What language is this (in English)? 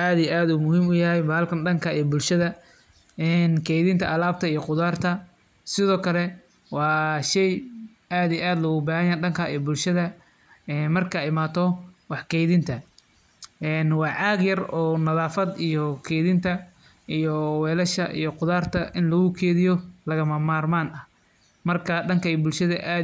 Somali